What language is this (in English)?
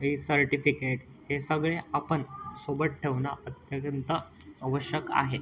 Marathi